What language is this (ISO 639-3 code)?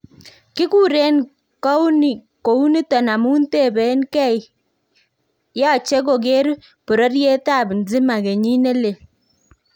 kln